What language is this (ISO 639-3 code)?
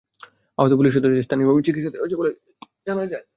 ben